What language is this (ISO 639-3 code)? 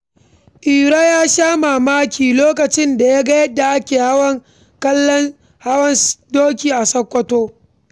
hau